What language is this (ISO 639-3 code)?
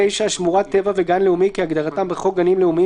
heb